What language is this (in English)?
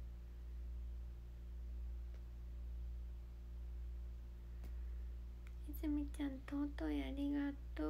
Japanese